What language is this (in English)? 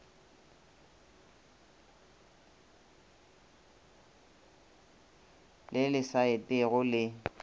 Northern Sotho